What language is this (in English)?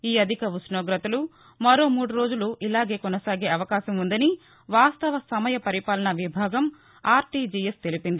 Telugu